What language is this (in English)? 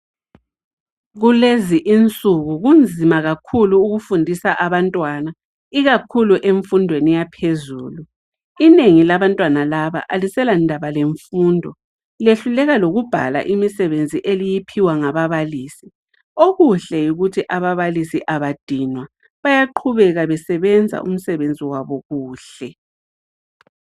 North Ndebele